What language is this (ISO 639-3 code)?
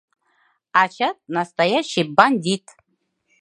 chm